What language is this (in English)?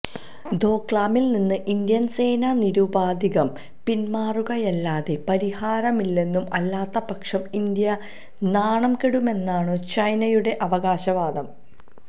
Malayalam